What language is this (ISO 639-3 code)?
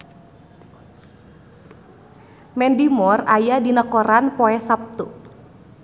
sun